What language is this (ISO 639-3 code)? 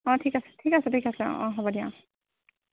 asm